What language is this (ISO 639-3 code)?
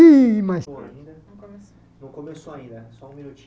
por